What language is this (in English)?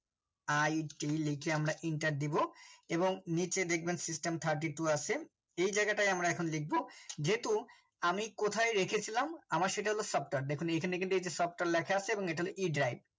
Bangla